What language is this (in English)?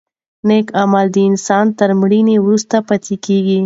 Pashto